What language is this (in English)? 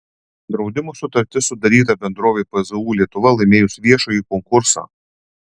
Lithuanian